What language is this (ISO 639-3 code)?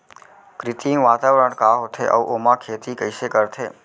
hne